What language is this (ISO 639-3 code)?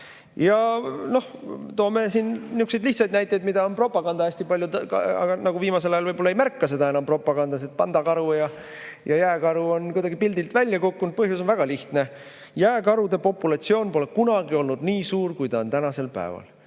est